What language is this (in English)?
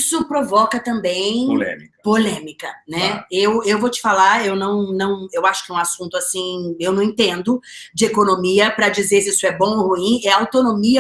Portuguese